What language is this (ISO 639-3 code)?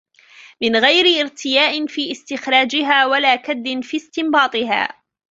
ara